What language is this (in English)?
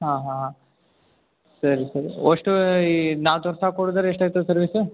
Kannada